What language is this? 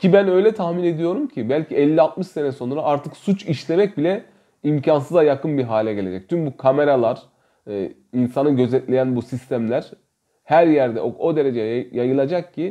Turkish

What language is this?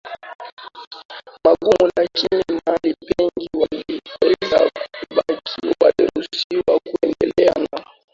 Swahili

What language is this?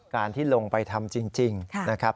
Thai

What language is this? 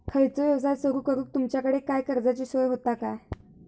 Marathi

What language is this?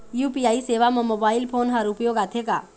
Chhattisgarhi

